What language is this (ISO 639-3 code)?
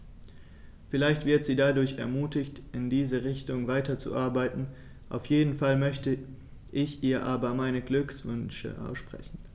deu